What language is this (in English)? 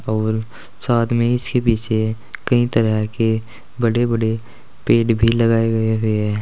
Hindi